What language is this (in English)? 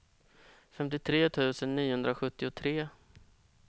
Swedish